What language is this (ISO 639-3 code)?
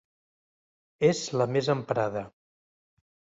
cat